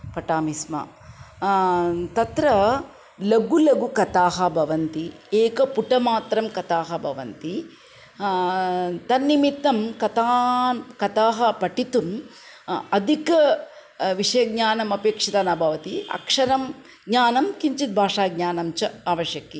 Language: Sanskrit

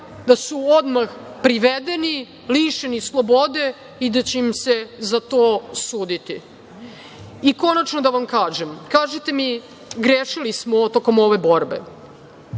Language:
Serbian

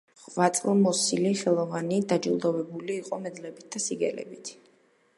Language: Georgian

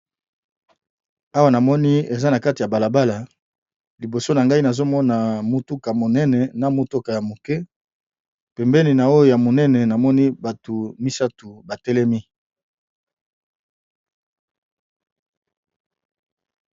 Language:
Lingala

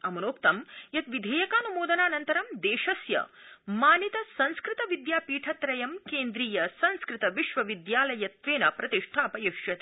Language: Sanskrit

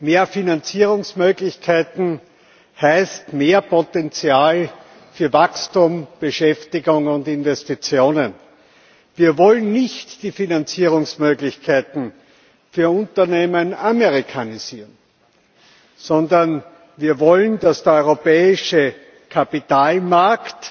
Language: German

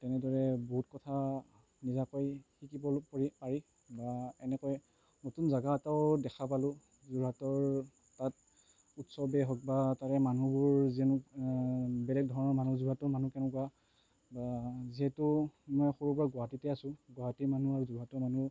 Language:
Assamese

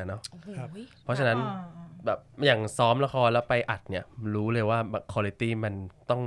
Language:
Thai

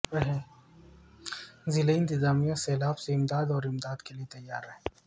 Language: Urdu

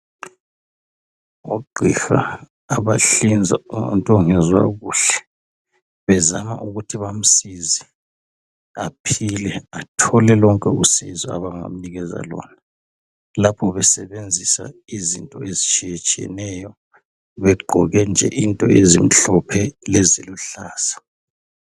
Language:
North Ndebele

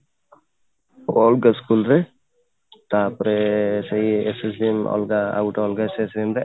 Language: Odia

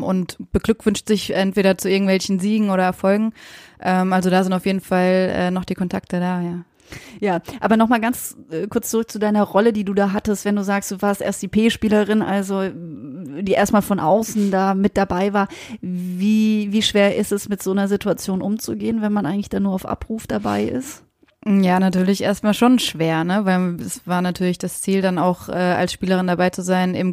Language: German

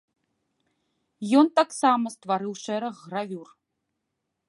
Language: Belarusian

